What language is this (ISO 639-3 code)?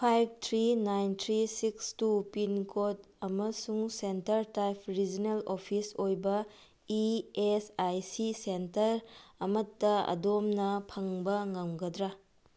mni